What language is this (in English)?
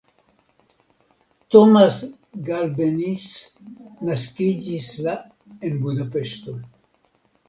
Esperanto